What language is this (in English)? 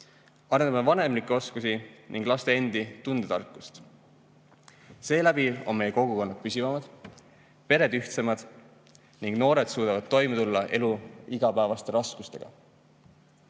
Estonian